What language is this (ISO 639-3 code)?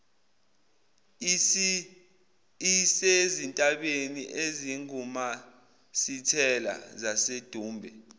zul